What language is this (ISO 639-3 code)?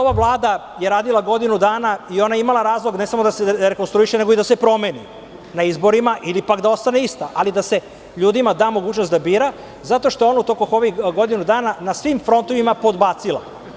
srp